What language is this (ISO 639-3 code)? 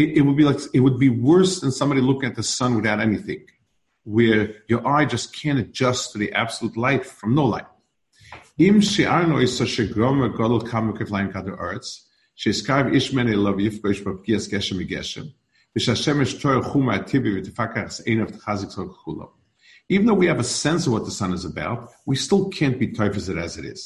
eng